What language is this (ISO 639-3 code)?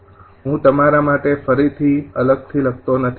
guj